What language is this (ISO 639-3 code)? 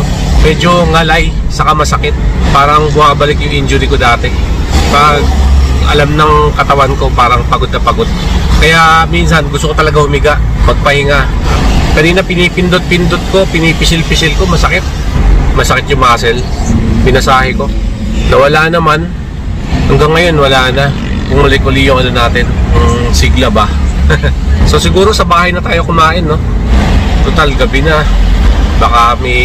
fil